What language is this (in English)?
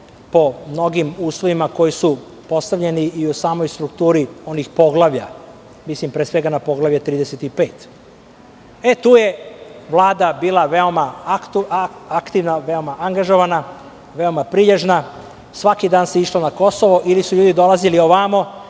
Serbian